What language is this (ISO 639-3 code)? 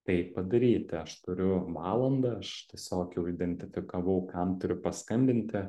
lit